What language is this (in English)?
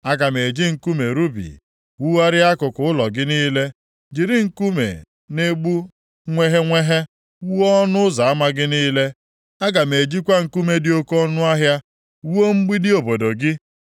Igbo